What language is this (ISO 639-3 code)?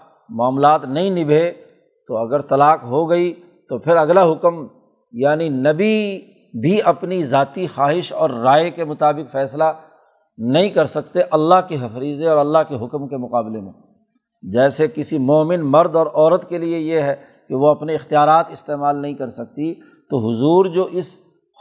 urd